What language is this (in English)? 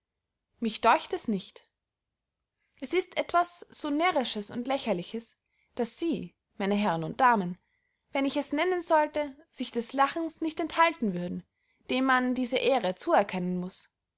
German